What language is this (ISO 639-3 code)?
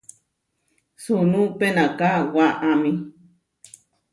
var